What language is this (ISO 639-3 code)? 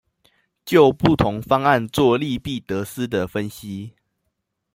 zho